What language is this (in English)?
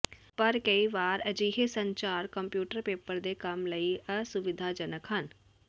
Punjabi